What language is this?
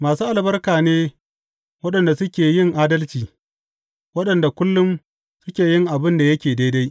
Hausa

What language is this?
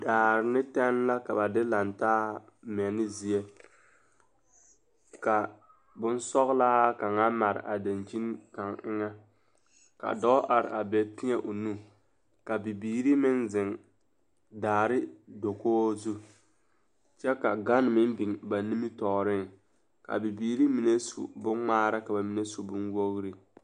Southern Dagaare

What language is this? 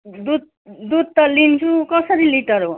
Nepali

